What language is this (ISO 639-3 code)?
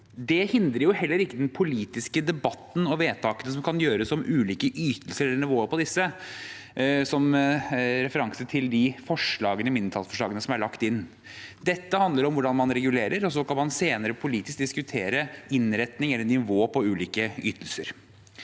nor